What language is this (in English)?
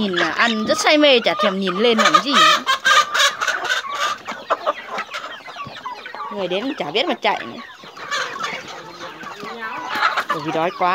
Vietnamese